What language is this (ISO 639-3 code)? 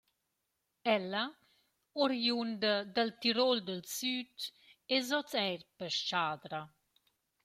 roh